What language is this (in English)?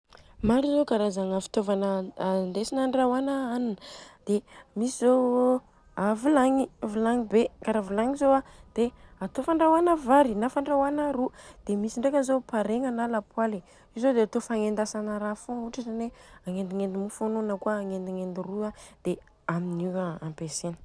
Southern Betsimisaraka Malagasy